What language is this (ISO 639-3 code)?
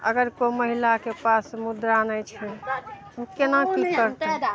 mai